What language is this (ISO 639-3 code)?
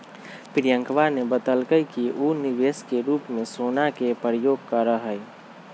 mag